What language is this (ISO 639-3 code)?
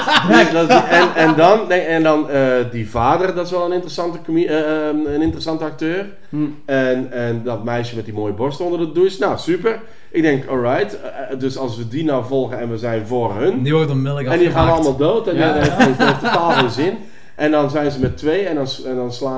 nld